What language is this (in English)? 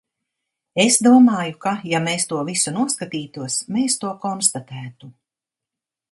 Latvian